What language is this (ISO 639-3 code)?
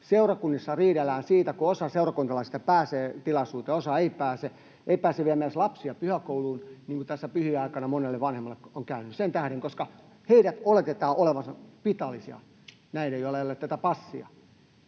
fin